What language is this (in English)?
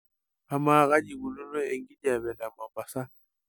Masai